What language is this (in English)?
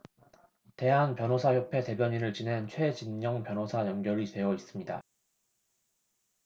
Korean